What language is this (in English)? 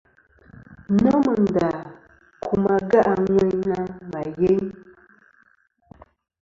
Kom